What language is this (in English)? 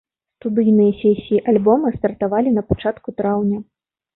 Belarusian